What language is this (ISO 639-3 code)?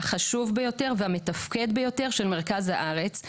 heb